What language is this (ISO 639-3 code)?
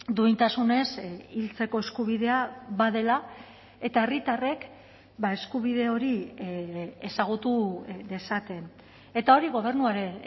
eus